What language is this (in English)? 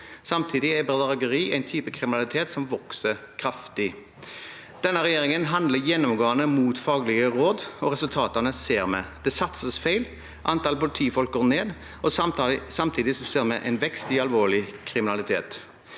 Norwegian